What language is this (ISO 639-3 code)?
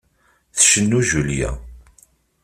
kab